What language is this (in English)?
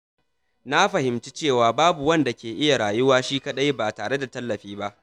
Hausa